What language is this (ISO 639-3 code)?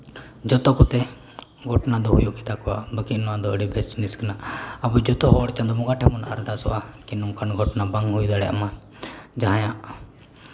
sat